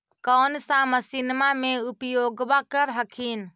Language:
Magahi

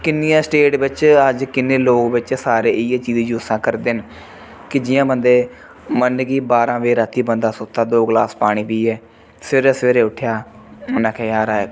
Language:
Dogri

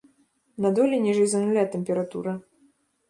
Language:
Belarusian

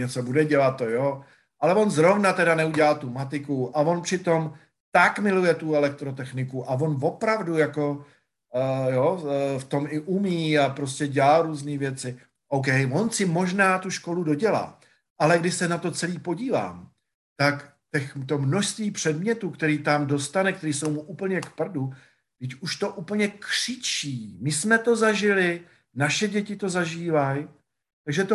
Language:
Czech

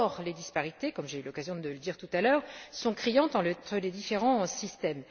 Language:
French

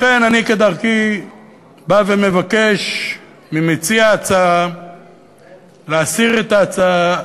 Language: Hebrew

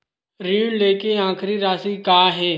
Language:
Chhattisgarhi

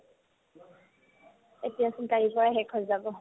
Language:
Assamese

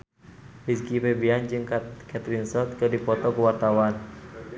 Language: Sundanese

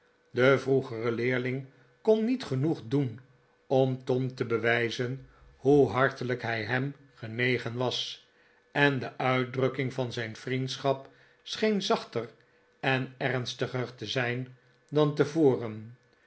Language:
Dutch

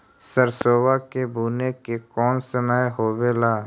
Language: Magahi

